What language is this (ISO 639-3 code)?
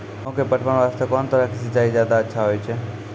mai